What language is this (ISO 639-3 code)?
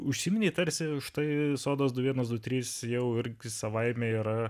lit